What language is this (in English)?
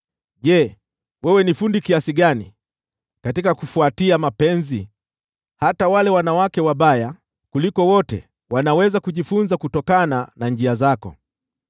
Swahili